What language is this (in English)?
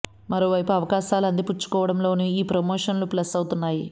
Telugu